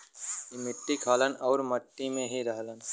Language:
Bhojpuri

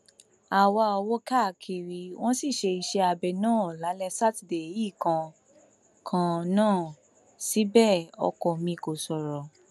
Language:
Yoruba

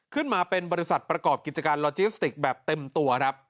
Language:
Thai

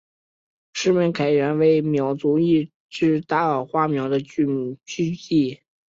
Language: Chinese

